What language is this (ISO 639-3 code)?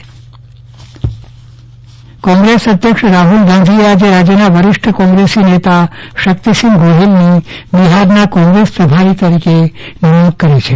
guj